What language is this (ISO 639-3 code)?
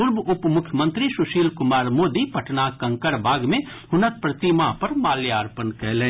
mai